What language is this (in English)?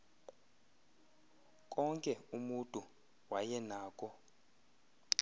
Xhosa